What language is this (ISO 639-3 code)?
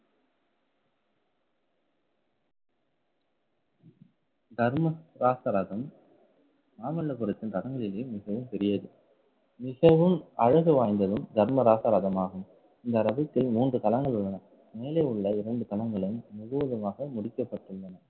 tam